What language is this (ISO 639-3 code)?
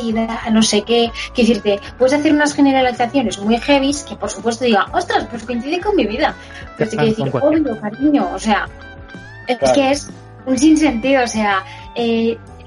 spa